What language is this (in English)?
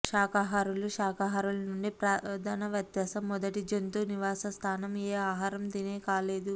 Telugu